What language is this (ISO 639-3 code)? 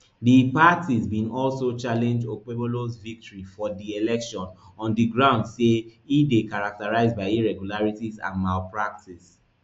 pcm